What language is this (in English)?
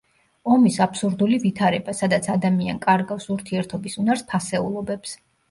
Georgian